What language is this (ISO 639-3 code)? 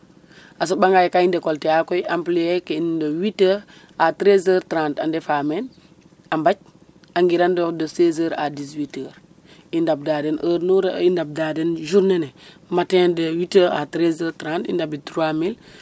srr